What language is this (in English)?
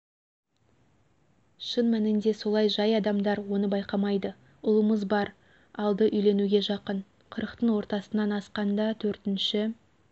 Kazakh